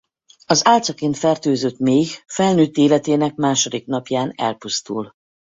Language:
Hungarian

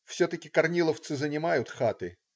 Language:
Russian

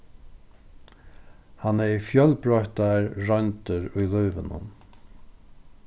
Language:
Faroese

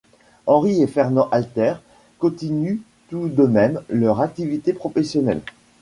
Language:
French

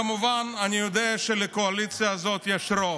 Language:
Hebrew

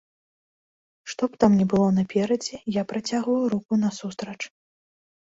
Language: Belarusian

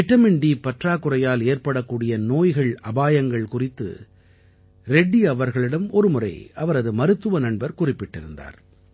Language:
Tamil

